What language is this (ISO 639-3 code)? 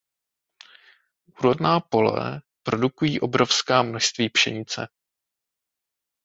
ces